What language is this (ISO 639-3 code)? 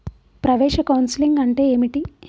tel